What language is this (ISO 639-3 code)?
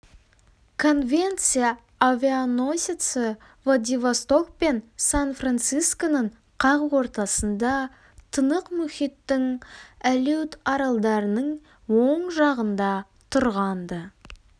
kaz